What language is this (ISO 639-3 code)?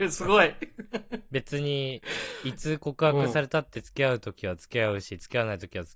jpn